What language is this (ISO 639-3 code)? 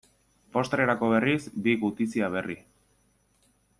eus